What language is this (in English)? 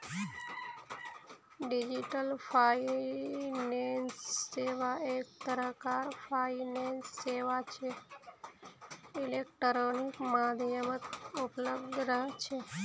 Magahi